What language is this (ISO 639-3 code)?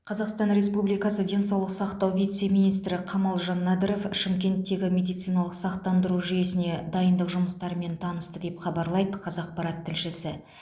kaz